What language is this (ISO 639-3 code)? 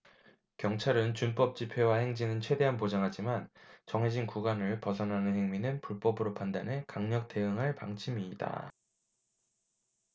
kor